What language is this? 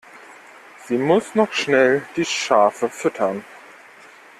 German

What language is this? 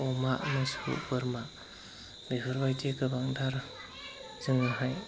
Bodo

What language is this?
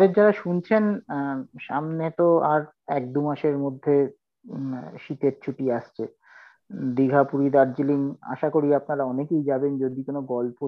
Bangla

